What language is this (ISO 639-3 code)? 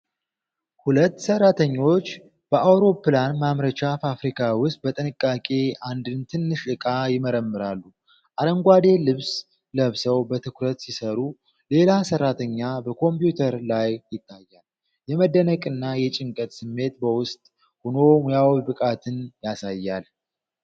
amh